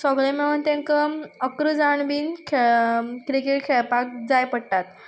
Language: Konkani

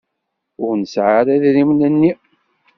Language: Kabyle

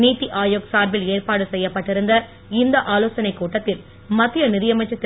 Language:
Tamil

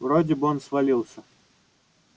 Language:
Russian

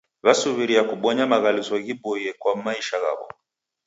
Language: Taita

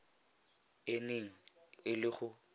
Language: Tswana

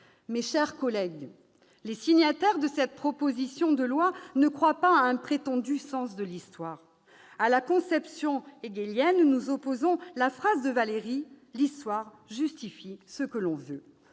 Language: French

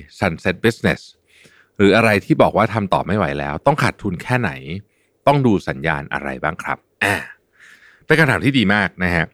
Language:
Thai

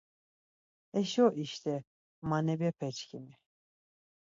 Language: Laz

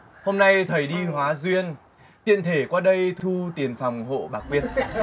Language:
Vietnamese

